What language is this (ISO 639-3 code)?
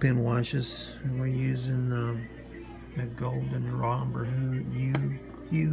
eng